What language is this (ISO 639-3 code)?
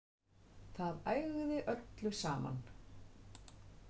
isl